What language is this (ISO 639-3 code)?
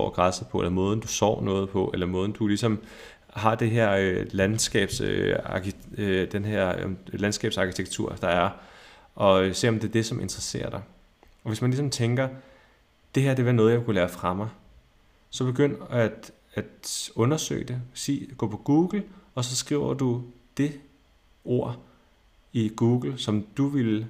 dan